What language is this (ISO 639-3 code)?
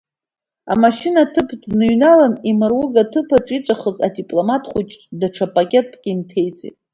abk